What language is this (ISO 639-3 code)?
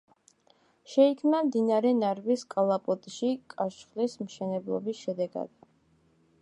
kat